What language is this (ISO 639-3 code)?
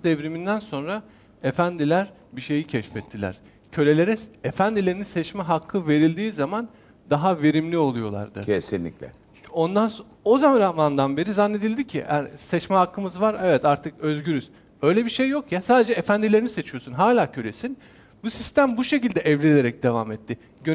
tur